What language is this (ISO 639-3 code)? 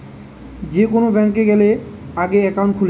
ben